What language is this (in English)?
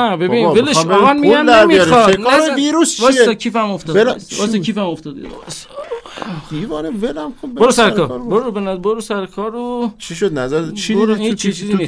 Persian